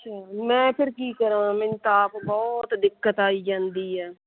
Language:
Punjabi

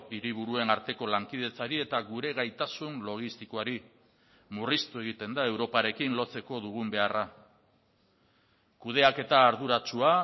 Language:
Basque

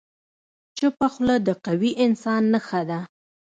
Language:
Pashto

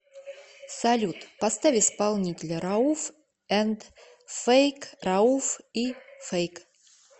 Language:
Russian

